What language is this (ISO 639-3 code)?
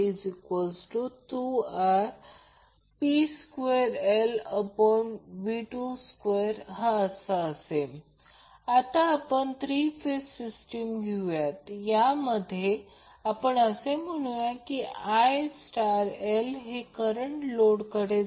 mar